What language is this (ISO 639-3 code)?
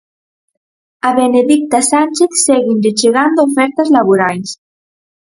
glg